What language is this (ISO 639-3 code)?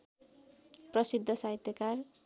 nep